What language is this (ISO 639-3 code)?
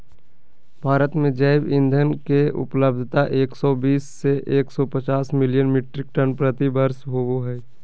mag